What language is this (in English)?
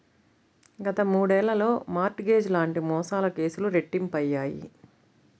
Telugu